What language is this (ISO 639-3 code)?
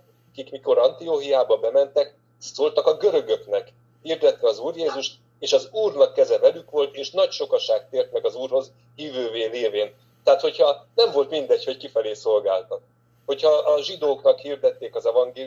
hun